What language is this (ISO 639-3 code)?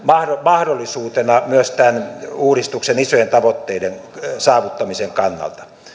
fin